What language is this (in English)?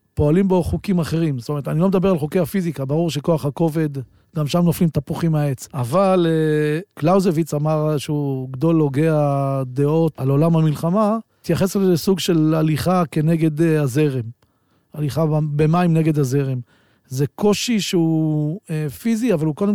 Hebrew